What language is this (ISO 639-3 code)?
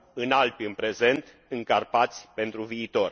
ron